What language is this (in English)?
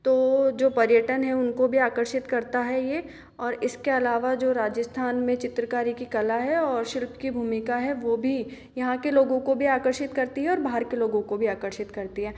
Hindi